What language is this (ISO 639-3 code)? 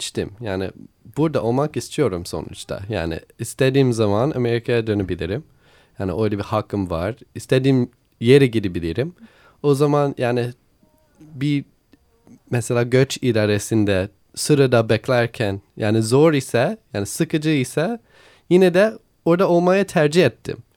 tur